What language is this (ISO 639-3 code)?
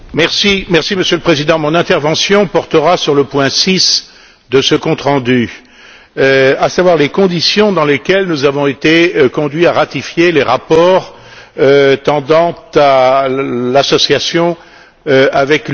fra